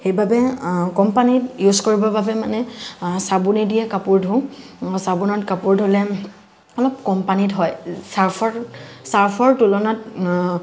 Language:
Assamese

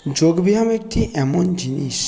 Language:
Bangla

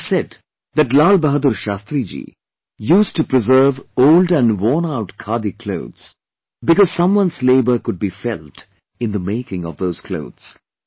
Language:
English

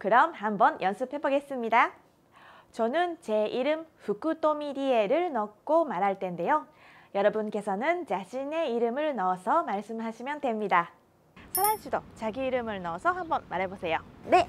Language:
Korean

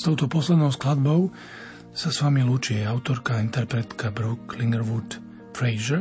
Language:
Slovak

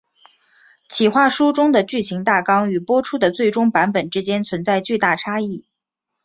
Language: Chinese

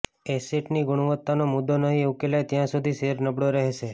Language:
Gujarati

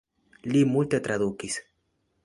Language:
Esperanto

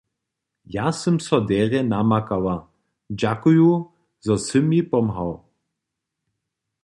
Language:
Upper Sorbian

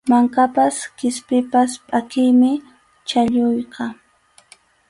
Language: Arequipa-La Unión Quechua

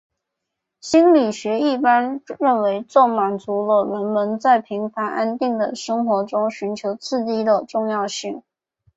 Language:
Chinese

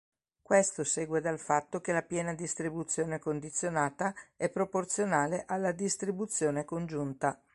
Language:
Italian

